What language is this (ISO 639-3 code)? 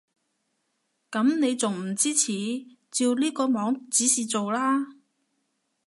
yue